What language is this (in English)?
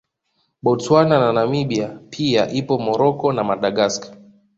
Swahili